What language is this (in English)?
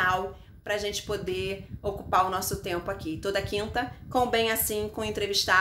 Portuguese